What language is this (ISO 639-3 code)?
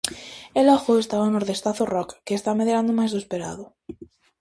glg